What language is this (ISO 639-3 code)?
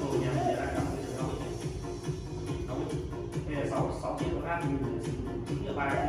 vie